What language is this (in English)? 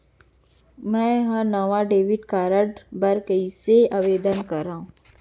Chhattisgarhi